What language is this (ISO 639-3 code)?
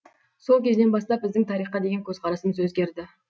kaz